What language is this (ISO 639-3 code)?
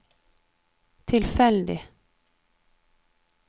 nor